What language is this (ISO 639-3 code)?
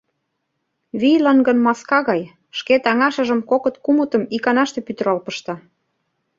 chm